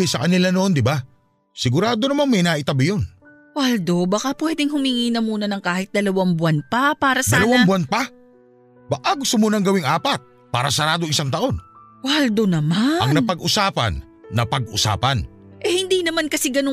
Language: Filipino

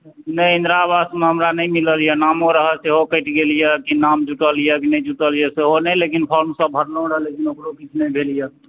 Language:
Maithili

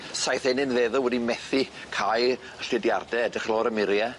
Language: Welsh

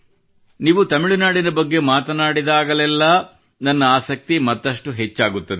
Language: Kannada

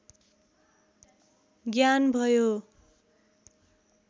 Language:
Nepali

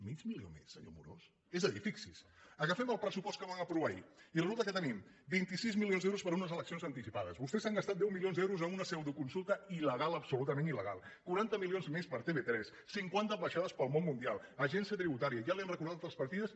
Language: Catalan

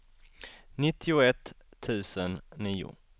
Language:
Swedish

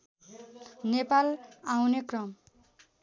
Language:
Nepali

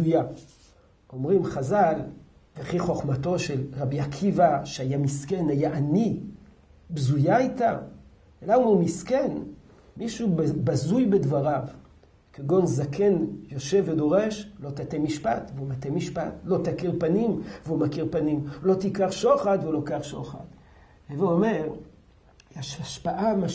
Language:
Hebrew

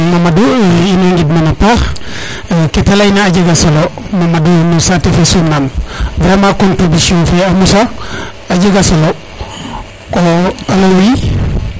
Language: Serer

